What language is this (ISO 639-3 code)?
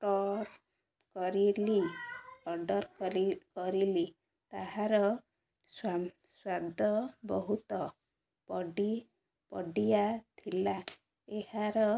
ori